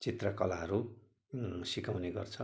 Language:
Nepali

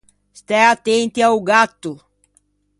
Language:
Ligurian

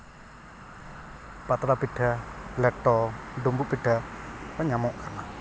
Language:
Santali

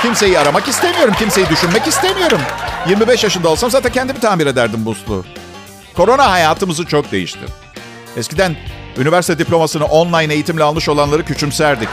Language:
Turkish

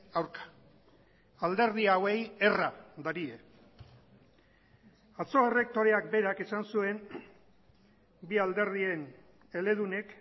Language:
Basque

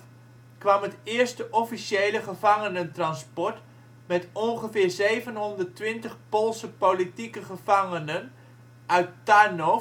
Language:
Dutch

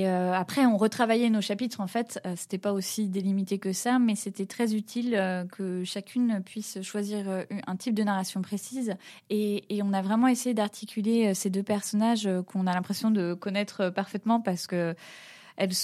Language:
French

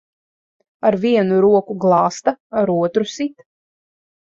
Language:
Latvian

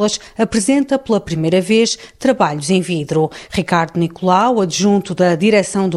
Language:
Portuguese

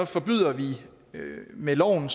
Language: Danish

